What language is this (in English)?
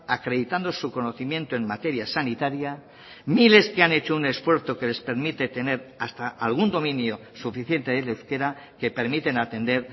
Spanish